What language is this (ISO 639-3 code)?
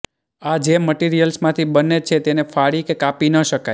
guj